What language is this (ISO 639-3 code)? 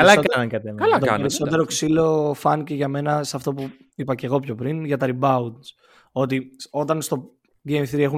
ell